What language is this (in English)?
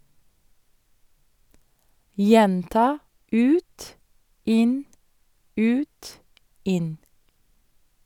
Norwegian